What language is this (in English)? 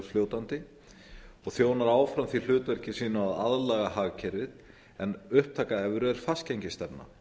Icelandic